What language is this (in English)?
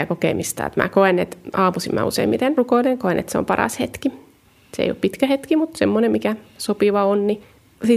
Finnish